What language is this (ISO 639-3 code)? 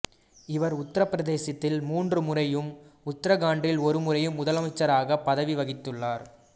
tam